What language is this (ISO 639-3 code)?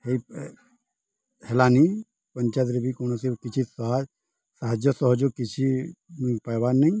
ori